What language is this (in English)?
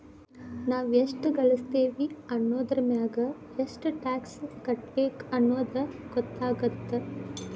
Kannada